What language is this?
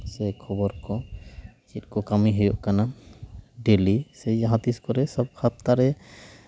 Santali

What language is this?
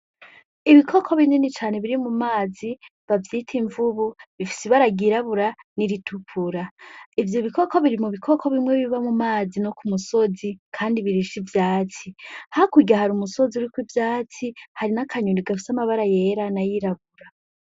Rundi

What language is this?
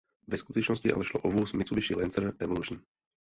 Czech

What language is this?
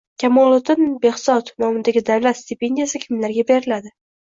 Uzbek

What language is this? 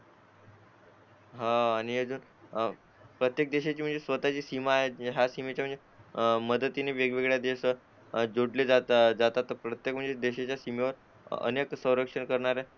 Marathi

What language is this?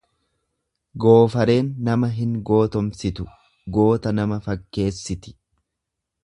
Oromo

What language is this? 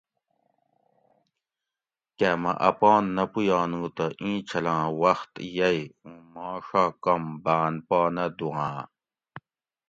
Gawri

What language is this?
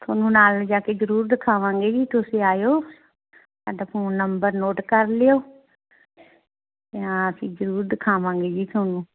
Punjabi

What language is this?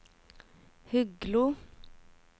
Norwegian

